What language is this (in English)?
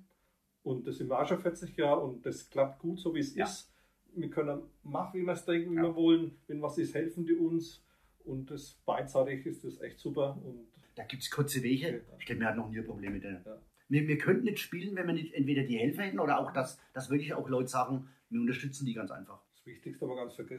German